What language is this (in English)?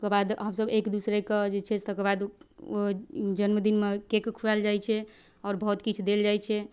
Maithili